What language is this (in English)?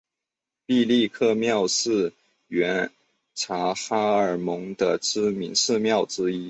Chinese